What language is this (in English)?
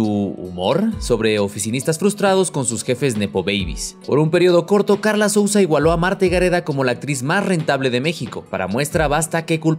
Spanish